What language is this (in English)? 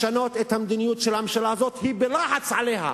Hebrew